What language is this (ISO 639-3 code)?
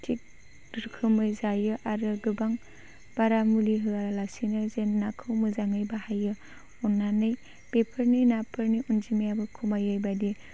brx